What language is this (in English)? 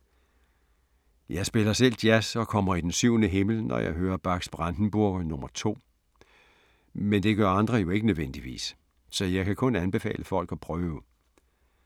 Danish